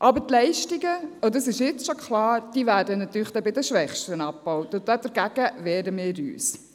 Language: Swiss German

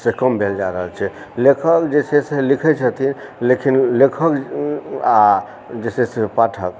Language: Maithili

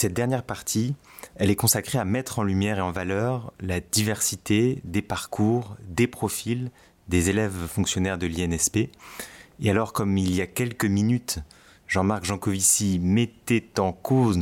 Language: French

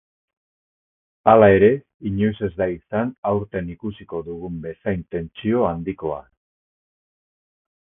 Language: Basque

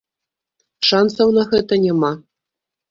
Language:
Belarusian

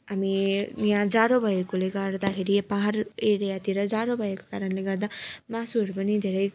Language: Nepali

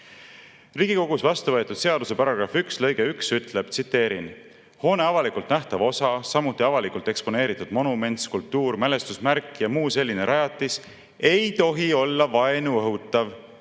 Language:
Estonian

